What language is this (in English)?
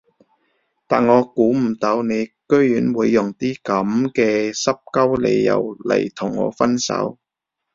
Cantonese